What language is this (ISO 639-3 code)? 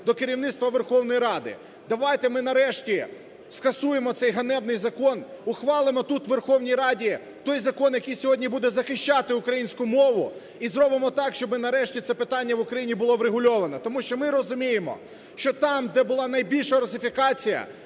ukr